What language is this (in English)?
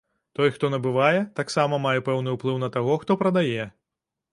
Belarusian